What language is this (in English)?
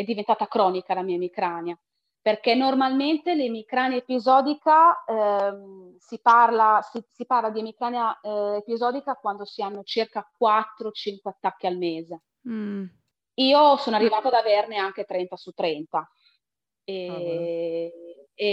Italian